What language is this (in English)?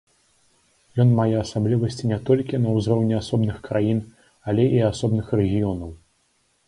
Belarusian